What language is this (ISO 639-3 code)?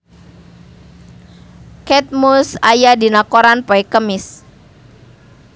sun